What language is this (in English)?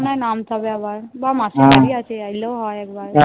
Bangla